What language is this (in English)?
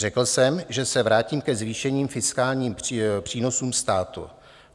Czech